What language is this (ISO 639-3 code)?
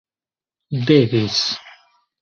epo